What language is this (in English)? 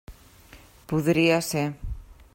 Catalan